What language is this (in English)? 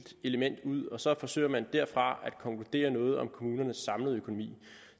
Danish